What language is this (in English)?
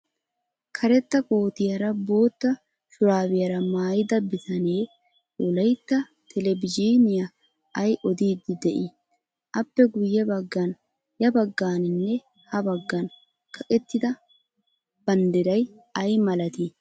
Wolaytta